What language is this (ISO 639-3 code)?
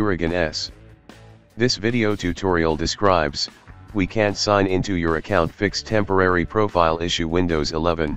eng